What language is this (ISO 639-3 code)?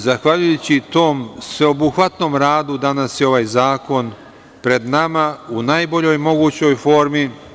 srp